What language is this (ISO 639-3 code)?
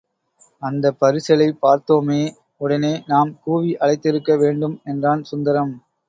tam